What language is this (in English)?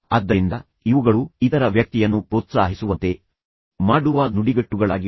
Kannada